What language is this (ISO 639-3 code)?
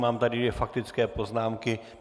ces